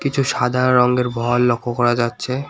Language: Bangla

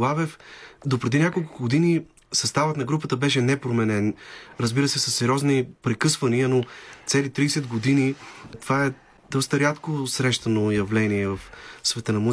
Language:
Bulgarian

